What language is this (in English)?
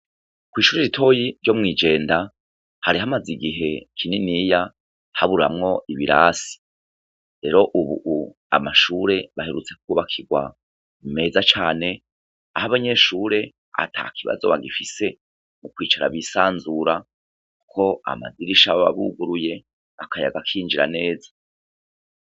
Rundi